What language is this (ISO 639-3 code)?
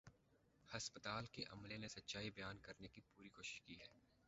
urd